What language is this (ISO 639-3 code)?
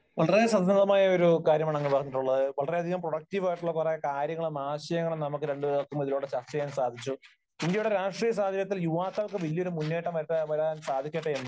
mal